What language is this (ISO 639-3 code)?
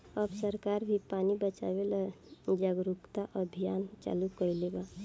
bho